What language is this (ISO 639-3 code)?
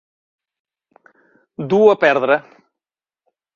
cat